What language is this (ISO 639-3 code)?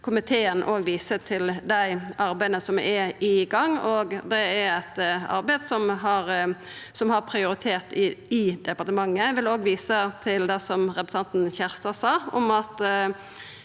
nor